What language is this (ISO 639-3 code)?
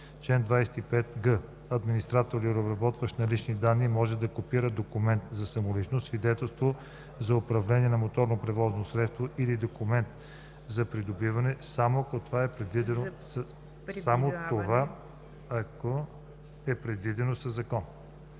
bul